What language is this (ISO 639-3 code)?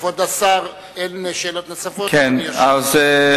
heb